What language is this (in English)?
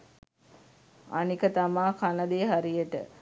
Sinhala